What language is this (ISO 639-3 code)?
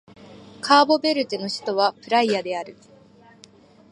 jpn